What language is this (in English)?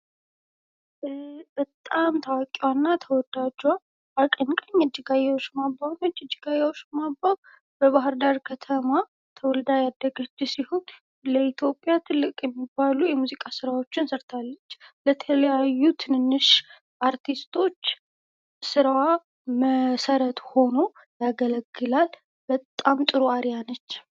Amharic